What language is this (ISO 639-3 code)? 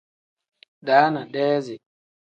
kdh